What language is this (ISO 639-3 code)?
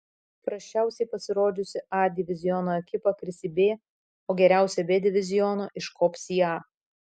lit